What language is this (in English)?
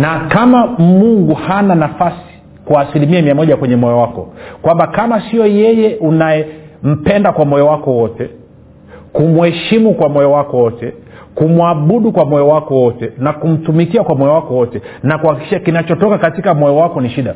Swahili